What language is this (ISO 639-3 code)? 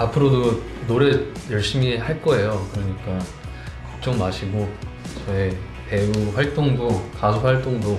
kor